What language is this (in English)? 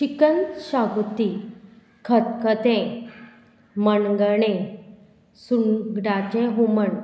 Konkani